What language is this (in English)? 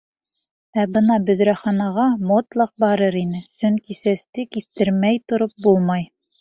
Bashkir